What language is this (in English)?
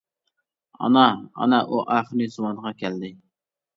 Uyghur